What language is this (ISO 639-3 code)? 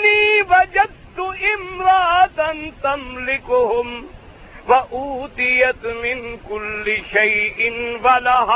urd